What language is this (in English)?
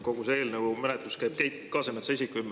Estonian